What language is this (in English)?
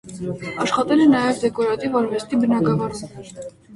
Armenian